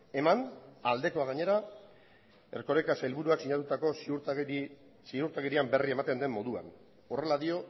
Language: Basque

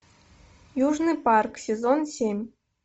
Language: Russian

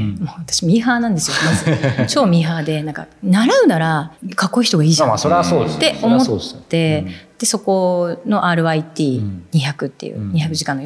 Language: Japanese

